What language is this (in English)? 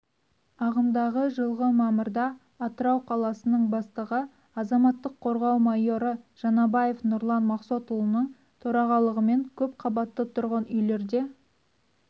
Kazakh